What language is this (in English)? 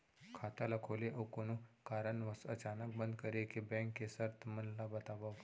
Chhattisgarhi